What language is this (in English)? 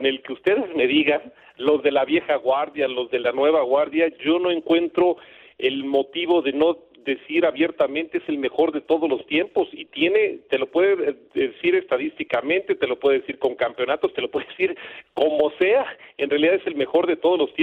Spanish